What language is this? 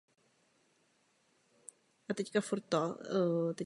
Czech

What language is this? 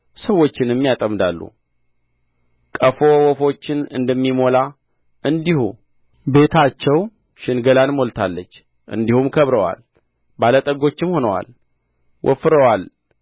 Amharic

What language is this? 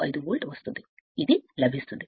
Telugu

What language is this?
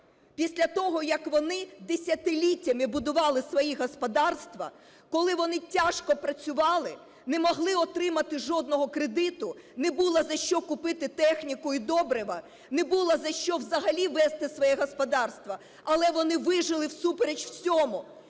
Ukrainian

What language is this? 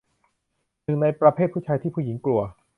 Thai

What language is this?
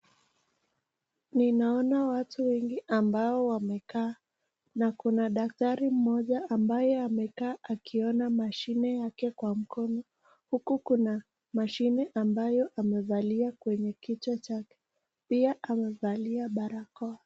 Swahili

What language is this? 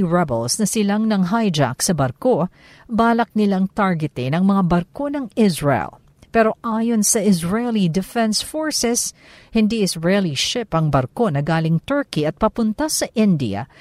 Filipino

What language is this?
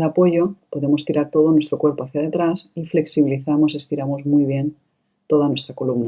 Spanish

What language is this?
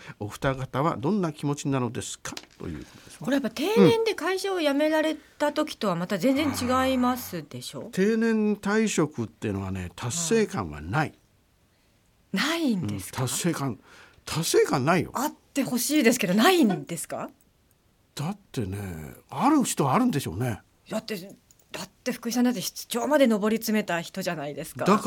Japanese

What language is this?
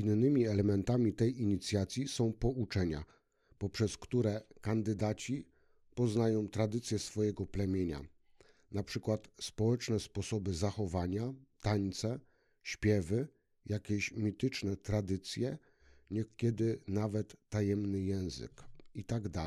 Polish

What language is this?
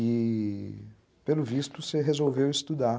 Portuguese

